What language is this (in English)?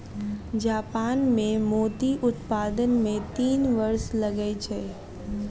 Maithili